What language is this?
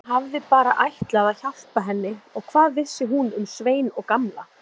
Icelandic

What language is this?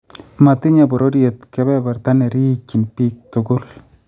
Kalenjin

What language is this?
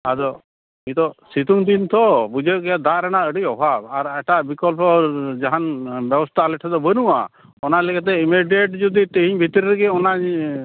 Santali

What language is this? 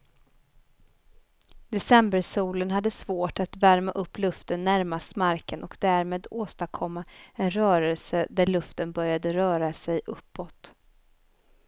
Swedish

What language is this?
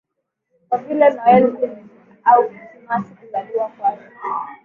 Swahili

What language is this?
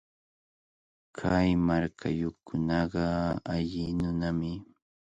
Cajatambo North Lima Quechua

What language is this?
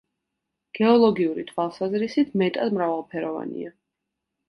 Georgian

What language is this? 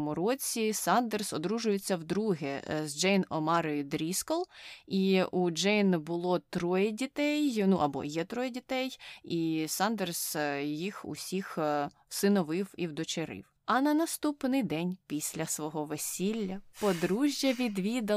Ukrainian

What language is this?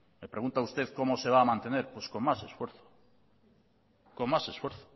Spanish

